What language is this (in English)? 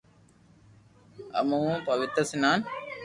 Loarki